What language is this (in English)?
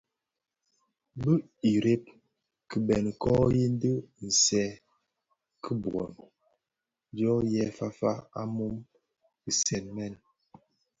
Bafia